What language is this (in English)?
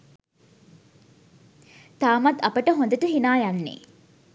Sinhala